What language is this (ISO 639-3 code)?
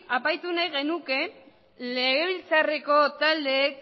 eus